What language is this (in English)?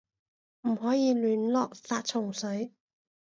Cantonese